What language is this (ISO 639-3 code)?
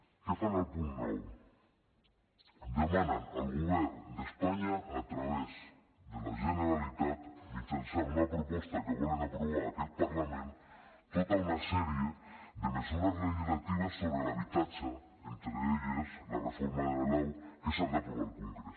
cat